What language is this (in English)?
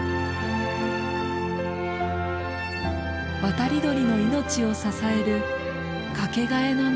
Japanese